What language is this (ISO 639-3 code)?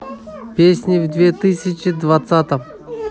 rus